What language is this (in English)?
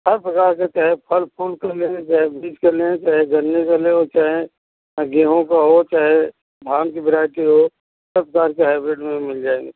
Hindi